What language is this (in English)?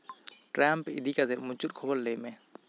Santali